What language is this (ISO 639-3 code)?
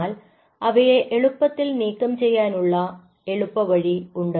mal